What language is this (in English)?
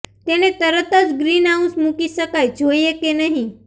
Gujarati